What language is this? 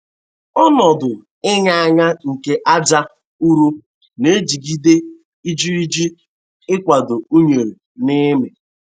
Igbo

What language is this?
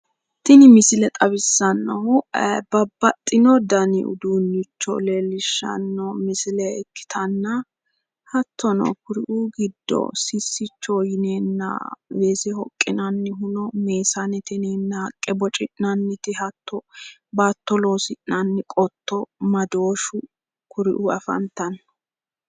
Sidamo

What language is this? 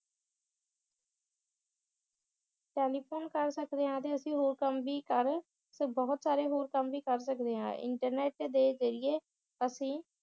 Punjabi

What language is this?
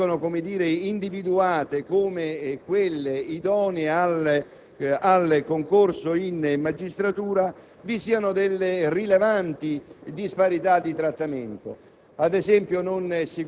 Italian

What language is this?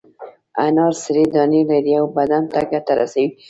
Pashto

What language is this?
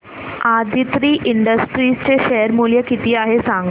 Marathi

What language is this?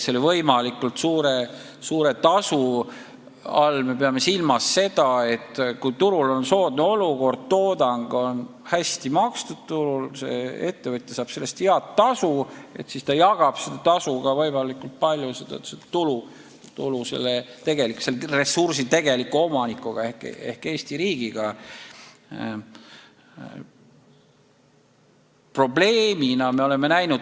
Estonian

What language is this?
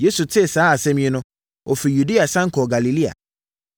Akan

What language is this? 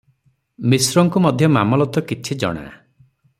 Odia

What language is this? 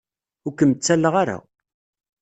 Kabyle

